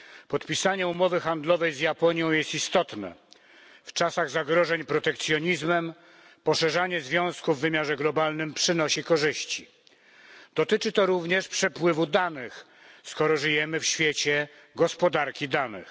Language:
Polish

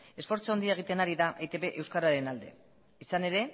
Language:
Basque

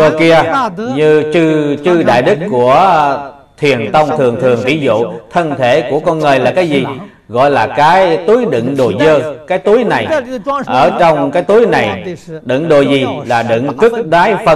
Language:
Vietnamese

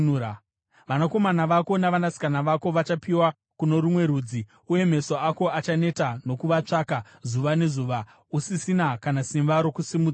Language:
Shona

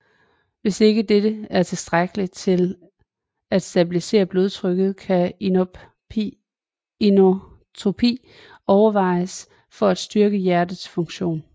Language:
Danish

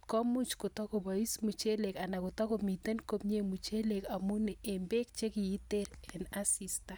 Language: Kalenjin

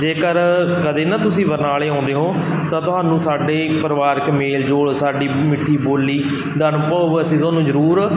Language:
Punjabi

